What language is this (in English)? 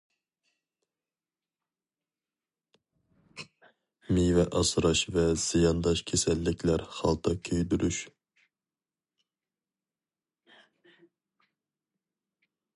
Uyghur